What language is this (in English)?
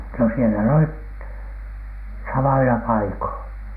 Finnish